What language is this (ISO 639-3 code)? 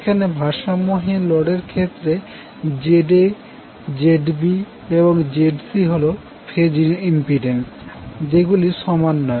ben